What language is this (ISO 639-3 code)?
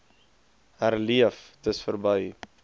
afr